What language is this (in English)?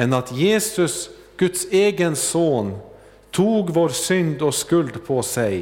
Swedish